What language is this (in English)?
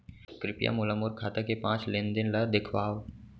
Chhattisgarhi